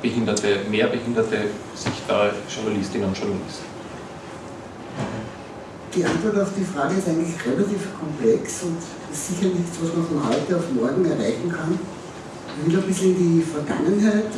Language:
German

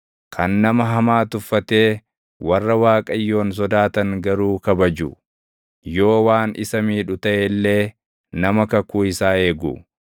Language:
Oromo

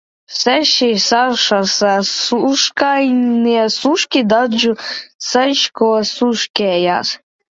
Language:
Latvian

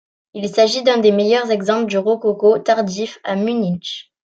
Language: French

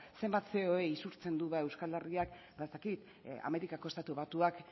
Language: Basque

